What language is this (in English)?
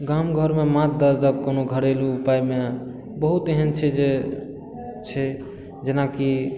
Maithili